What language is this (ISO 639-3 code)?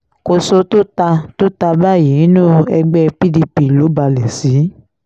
yor